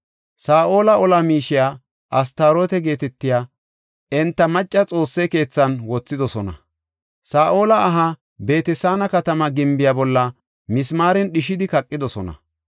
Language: Gofa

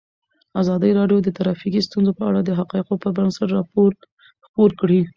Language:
Pashto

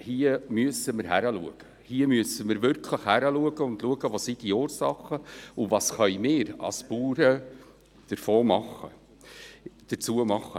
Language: Swiss German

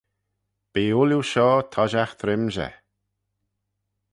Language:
Manx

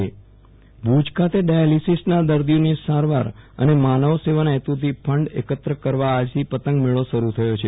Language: Gujarati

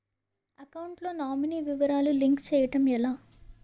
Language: Telugu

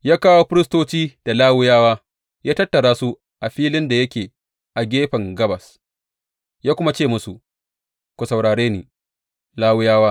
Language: Hausa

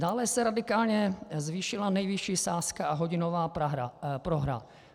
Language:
Czech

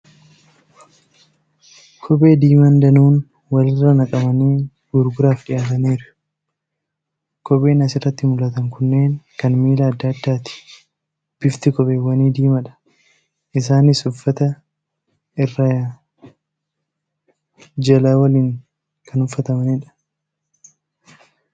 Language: Oromo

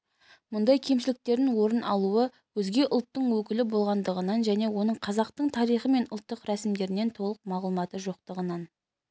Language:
Kazakh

